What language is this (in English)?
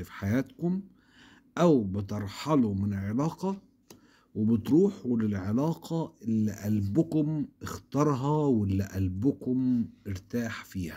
Arabic